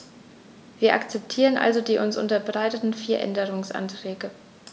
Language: German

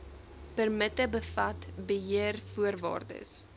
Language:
Afrikaans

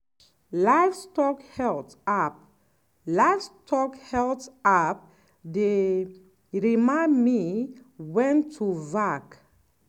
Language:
Nigerian Pidgin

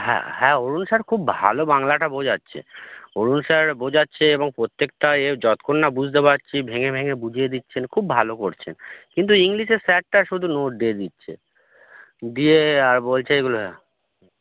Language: Bangla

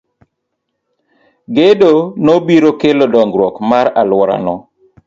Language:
Luo (Kenya and Tanzania)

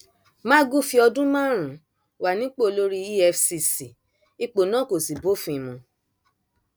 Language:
Yoruba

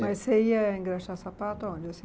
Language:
Portuguese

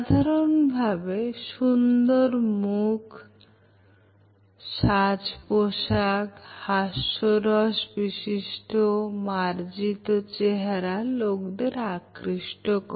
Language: Bangla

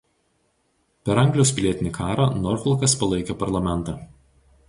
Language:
Lithuanian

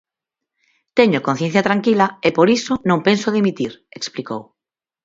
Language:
Galician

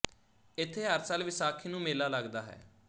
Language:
Punjabi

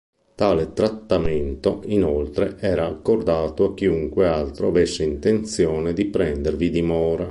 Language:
Italian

